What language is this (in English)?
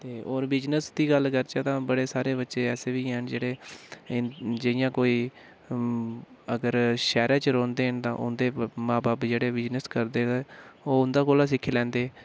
Dogri